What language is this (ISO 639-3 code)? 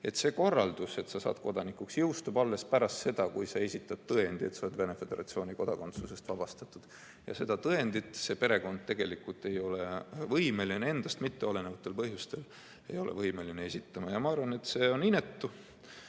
est